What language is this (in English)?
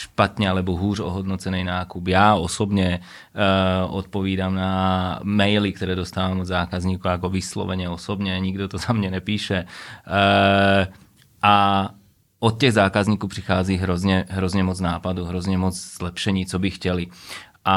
Czech